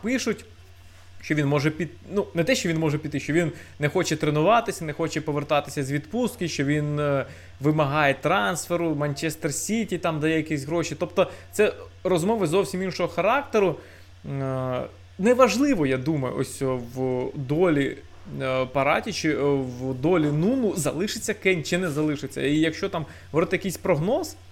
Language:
Ukrainian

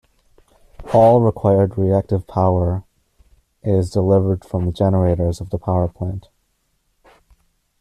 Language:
English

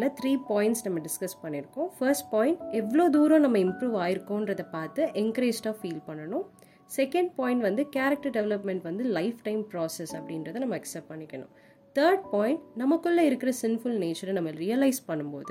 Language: Tamil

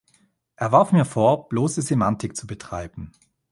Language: German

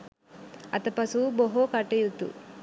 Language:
Sinhala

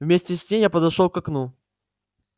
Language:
Russian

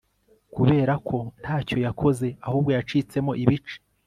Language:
Kinyarwanda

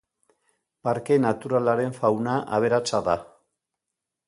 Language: Basque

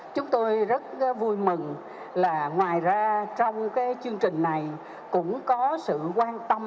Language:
Vietnamese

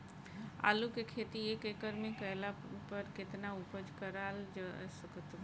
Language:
Bhojpuri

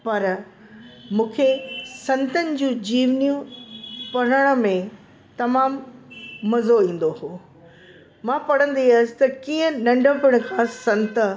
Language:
Sindhi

